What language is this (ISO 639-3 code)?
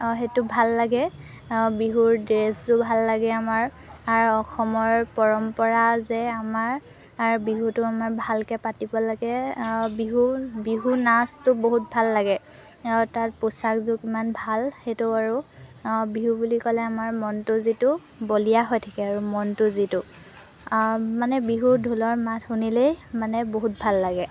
asm